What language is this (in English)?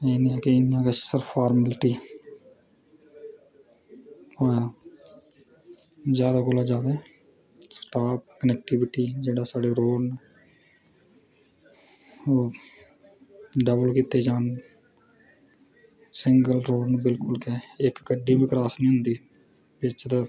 Dogri